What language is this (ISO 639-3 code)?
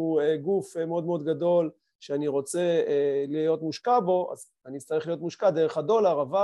heb